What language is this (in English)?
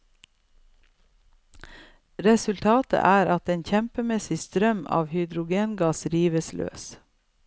Norwegian